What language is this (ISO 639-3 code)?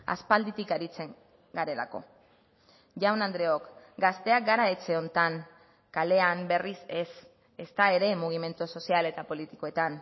eus